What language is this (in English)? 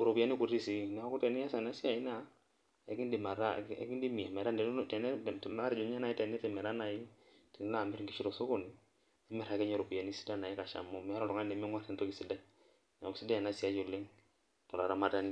Masai